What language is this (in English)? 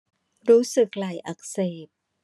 Thai